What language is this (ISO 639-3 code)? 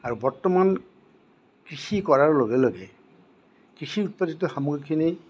asm